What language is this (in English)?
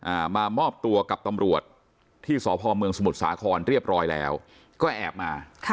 Thai